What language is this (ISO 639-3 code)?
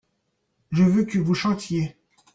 fra